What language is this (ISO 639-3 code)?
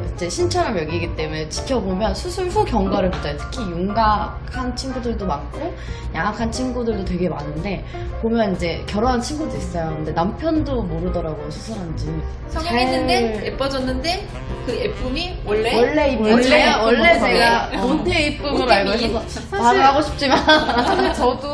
kor